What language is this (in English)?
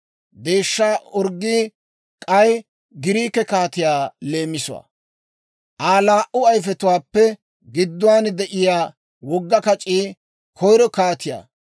Dawro